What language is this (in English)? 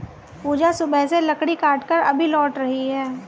Hindi